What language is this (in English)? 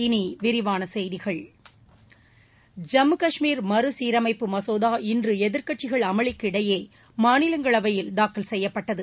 Tamil